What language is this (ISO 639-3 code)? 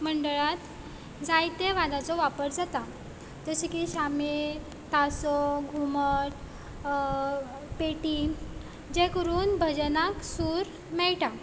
kok